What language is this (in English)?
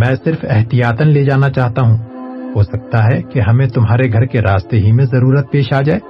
Urdu